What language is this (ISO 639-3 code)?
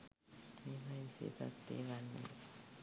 sin